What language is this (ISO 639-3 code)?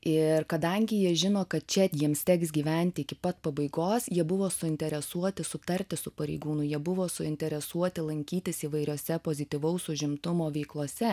lit